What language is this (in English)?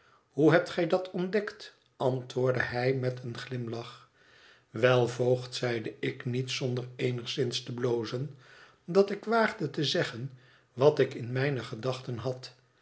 Dutch